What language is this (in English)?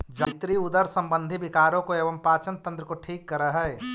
Magahi